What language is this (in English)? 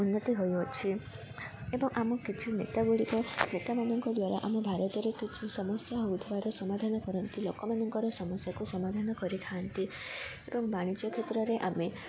Odia